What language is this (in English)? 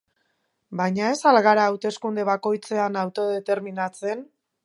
Basque